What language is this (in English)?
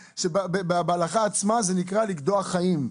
Hebrew